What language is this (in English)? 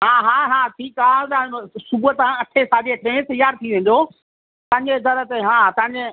Sindhi